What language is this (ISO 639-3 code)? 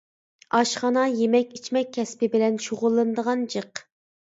uig